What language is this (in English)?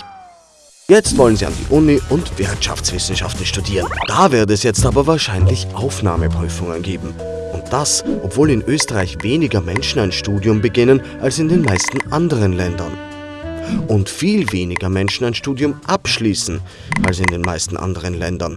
German